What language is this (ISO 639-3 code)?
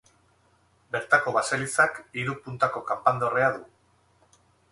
eus